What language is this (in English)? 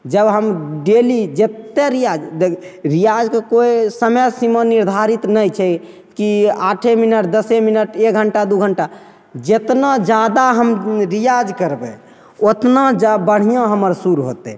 Maithili